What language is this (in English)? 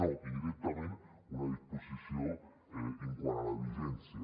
Catalan